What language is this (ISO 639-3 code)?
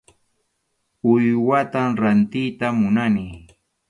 qxu